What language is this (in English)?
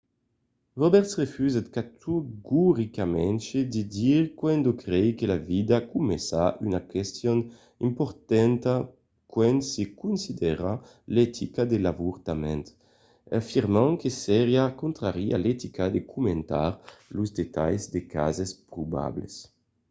Occitan